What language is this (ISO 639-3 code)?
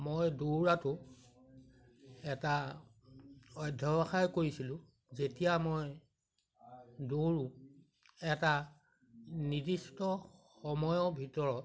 asm